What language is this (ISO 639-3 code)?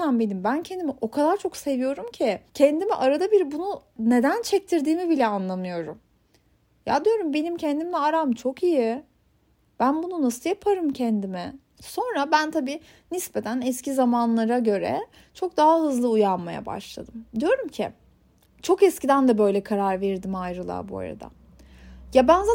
tur